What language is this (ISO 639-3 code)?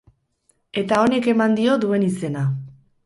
eus